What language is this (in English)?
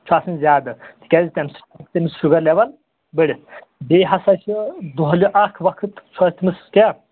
Kashmiri